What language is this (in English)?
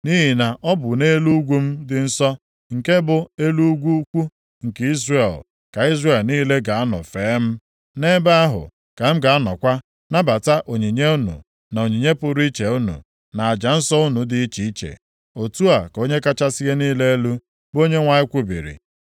Igbo